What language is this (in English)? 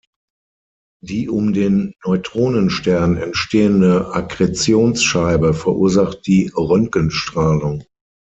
German